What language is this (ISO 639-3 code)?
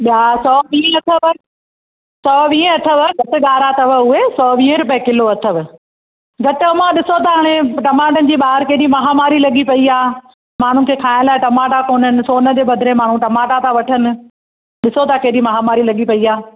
snd